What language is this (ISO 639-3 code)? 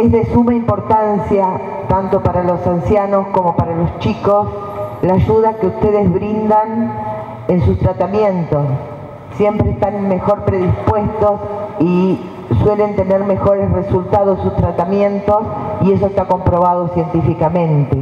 spa